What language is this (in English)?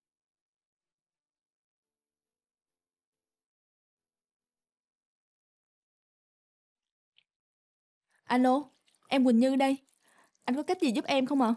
Vietnamese